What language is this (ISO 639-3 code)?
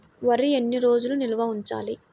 tel